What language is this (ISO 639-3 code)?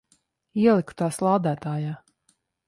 lav